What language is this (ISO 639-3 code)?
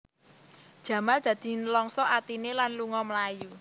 jav